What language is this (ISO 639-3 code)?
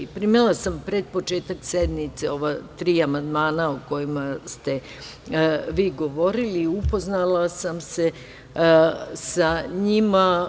srp